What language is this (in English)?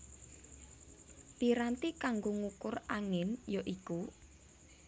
Javanese